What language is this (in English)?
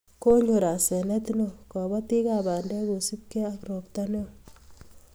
Kalenjin